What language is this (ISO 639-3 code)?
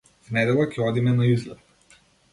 mkd